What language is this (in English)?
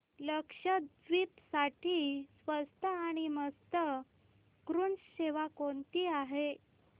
Marathi